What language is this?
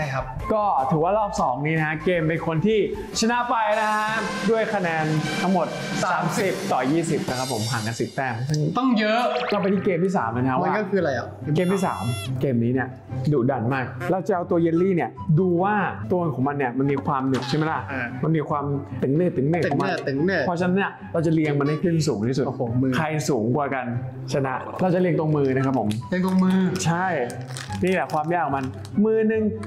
Thai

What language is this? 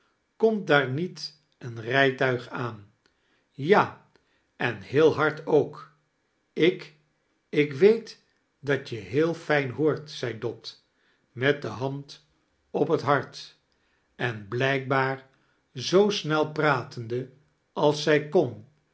Dutch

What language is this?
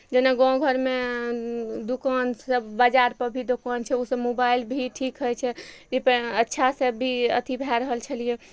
Maithili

